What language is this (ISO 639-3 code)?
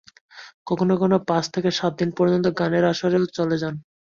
ben